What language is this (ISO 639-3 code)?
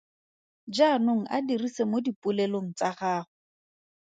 tsn